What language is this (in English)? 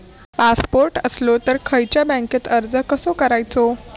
Marathi